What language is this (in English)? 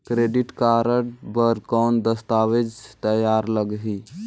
Chhattisgarhi